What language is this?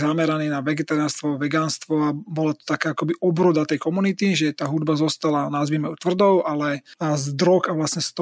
Slovak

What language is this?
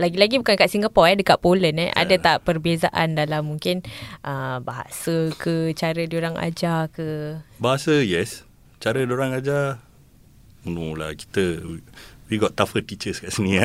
Malay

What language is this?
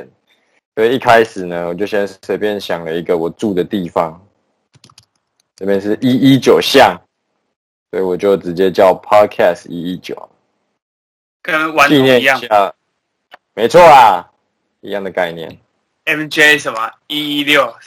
Chinese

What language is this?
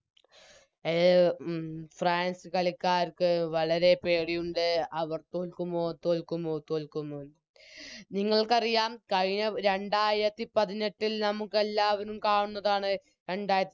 Malayalam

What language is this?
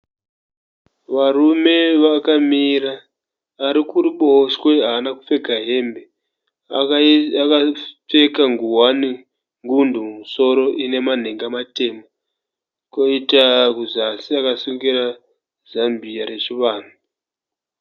Shona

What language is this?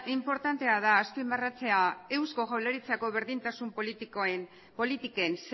Basque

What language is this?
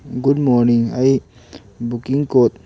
Manipuri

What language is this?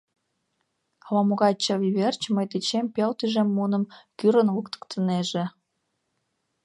Mari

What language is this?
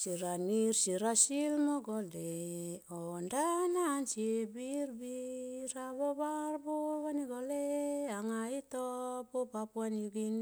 Tomoip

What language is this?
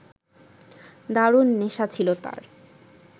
Bangla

